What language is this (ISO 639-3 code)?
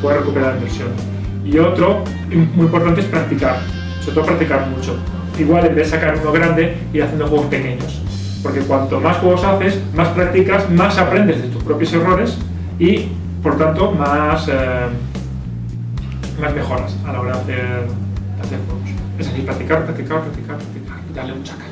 spa